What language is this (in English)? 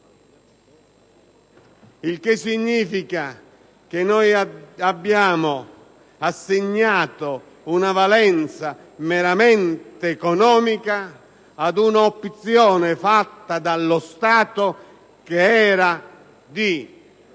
Italian